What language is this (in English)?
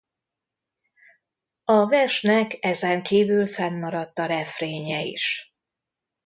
Hungarian